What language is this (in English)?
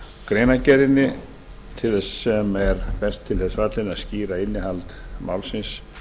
Icelandic